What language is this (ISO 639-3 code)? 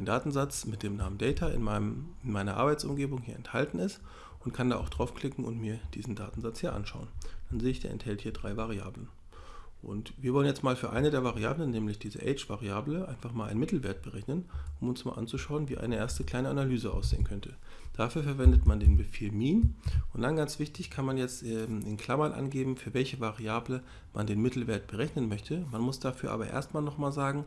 deu